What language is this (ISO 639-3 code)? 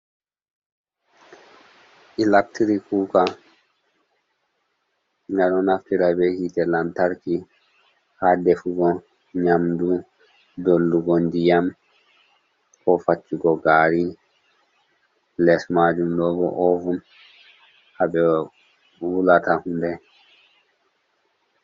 ful